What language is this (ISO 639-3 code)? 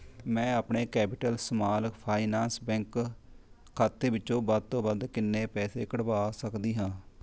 pan